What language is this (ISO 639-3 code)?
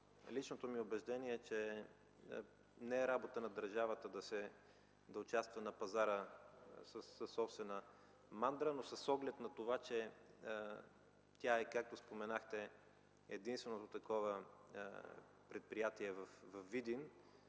bul